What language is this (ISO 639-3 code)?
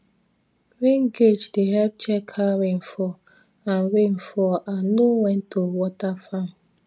pcm